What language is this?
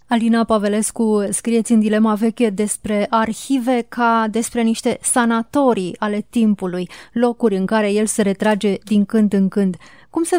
Romanian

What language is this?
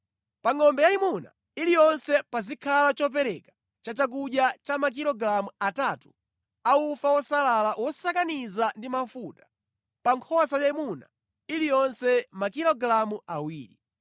Nyanja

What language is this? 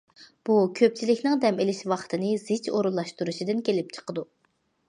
Uyghur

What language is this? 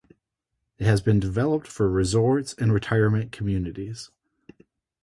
English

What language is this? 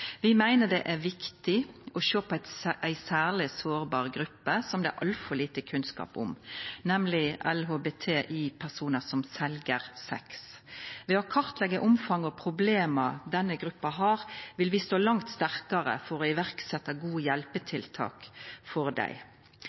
Norwegian Nynorsk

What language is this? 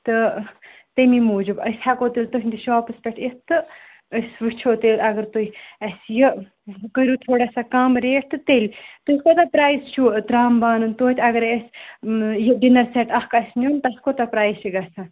Kashmiri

